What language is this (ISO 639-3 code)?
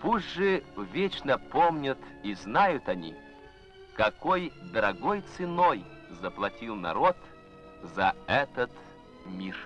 rus